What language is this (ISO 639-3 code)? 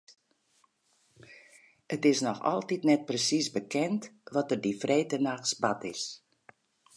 fry